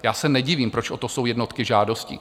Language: Czech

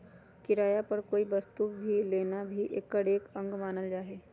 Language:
Magahi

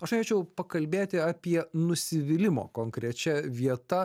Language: Lithuanian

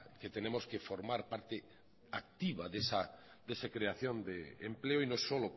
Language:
Spanish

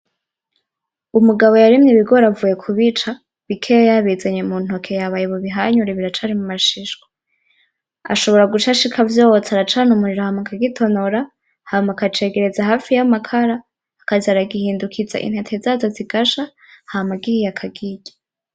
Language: Rundi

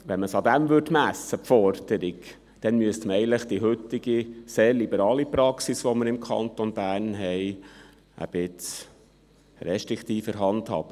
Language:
Swiss German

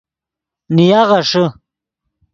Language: Yidgha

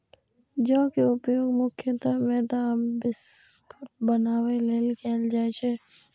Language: Maithili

